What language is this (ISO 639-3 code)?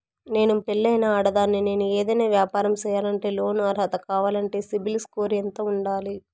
tel